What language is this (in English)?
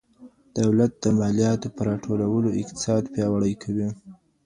Pashto